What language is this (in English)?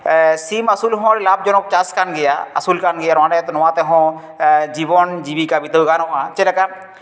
Santali